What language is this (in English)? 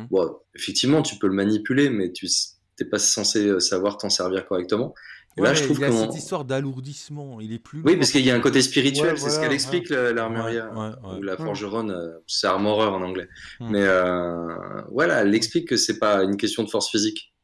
French